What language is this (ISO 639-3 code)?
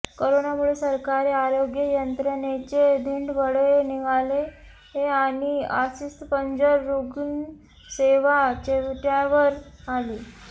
mar